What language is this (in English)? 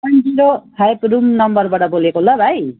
Nepali